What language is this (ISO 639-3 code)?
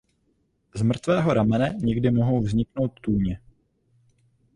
ces